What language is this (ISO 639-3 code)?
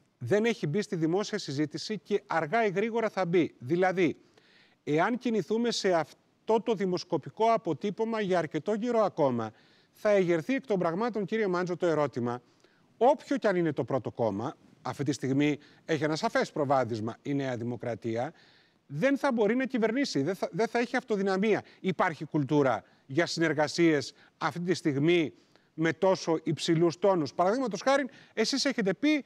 ell